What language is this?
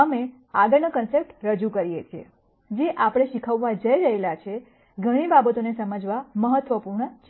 Gujarati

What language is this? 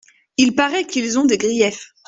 French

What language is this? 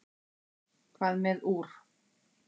Icelandic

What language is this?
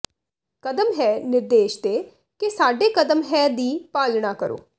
Punjabi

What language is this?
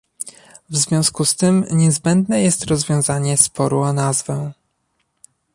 Polish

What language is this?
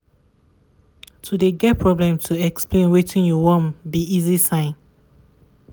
Nigerian Pidgin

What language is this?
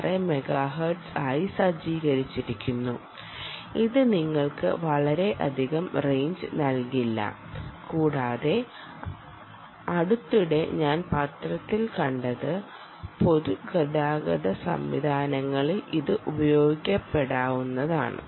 Malayalam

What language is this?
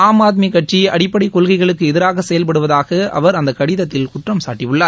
Tamil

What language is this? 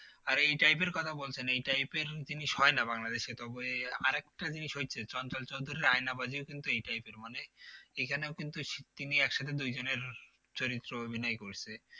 Bangla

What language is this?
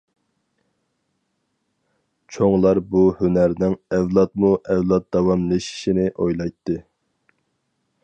Uyghur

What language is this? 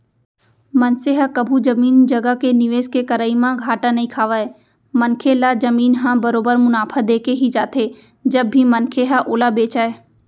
Chhattisgarhi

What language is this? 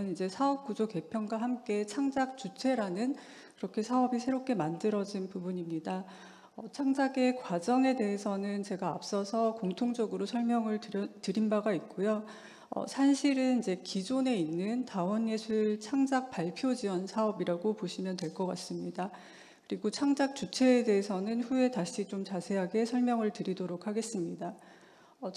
Korean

